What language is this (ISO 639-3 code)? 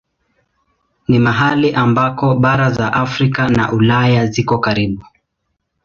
swa